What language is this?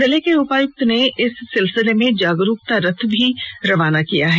Hindi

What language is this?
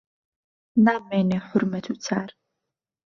Central Kurdish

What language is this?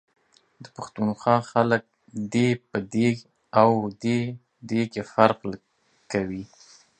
Pashto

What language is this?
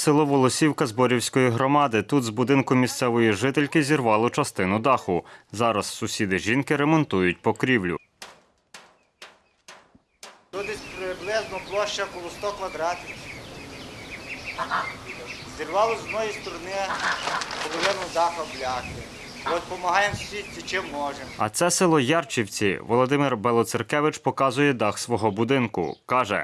Ukrainian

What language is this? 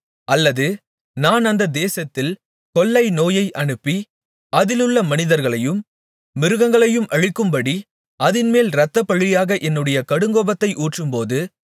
Tamil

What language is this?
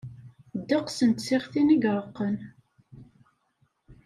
Kabyle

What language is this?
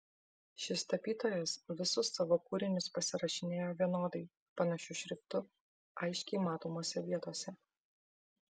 Lithuanian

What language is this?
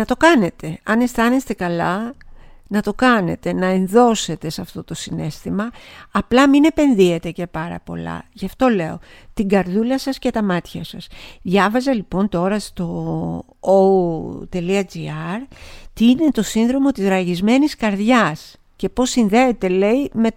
Greek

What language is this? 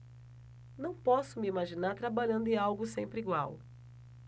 Portuguese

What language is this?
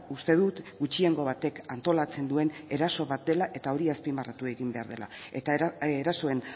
Basque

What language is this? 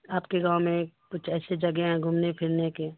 Urdu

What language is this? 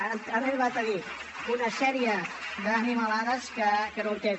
Catalan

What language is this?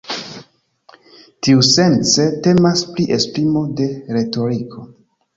Esperanto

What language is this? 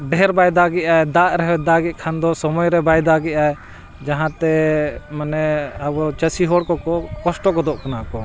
Santali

